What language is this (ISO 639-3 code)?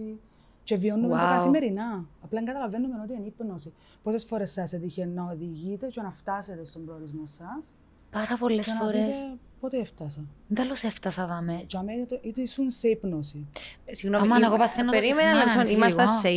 ell